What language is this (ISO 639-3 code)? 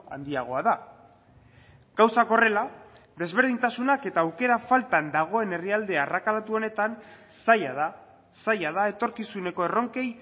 eus